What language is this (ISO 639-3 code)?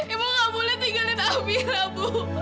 ind